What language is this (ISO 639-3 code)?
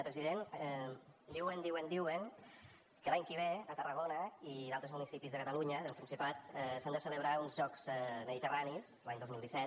cat